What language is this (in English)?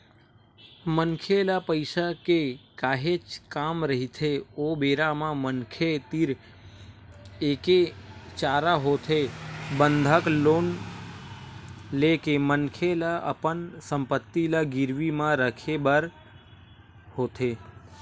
Chhattisgarhi